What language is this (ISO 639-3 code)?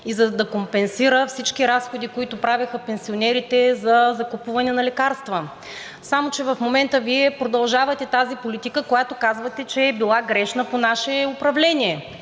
bul